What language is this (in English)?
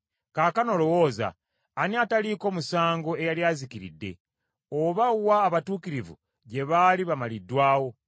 Ganda